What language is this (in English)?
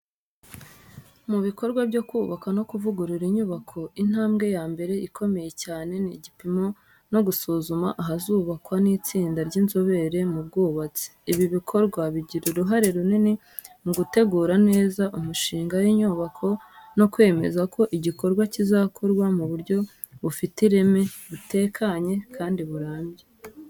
Kinyarwanda